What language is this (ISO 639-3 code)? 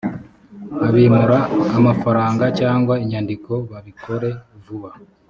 kin